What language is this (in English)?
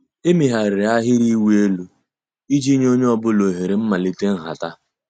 Igbo